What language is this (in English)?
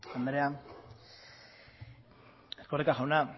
Basque